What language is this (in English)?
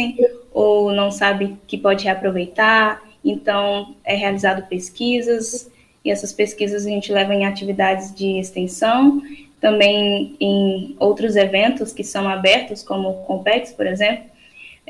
Portuguese